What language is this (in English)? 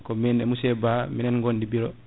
Fula